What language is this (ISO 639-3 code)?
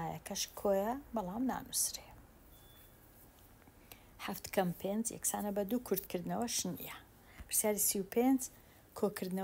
ara